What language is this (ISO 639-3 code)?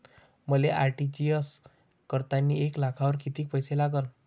mar